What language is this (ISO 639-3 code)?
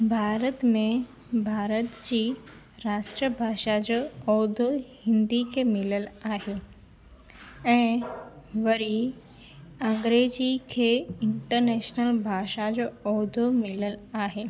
snd